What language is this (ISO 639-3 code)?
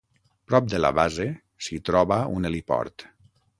cat